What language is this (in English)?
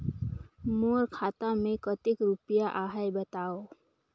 Chhattisgarhi